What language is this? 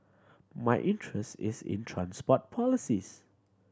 English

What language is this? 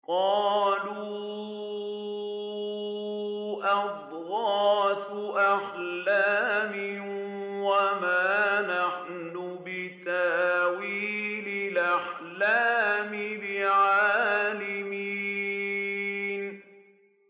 Arabic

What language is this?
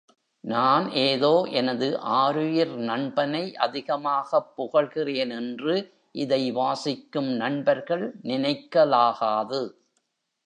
Tamil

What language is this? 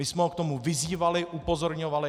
Czech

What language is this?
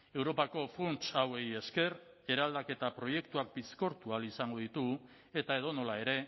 Basque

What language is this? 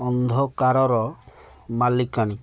Odia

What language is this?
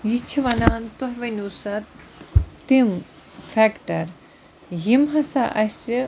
Kashmiri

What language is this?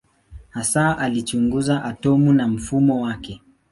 Swahili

